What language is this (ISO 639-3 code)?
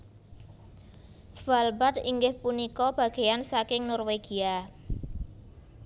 jav